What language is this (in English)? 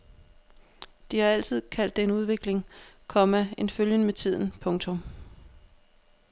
Danish